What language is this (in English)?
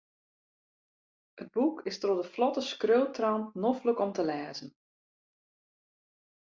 Western Frisian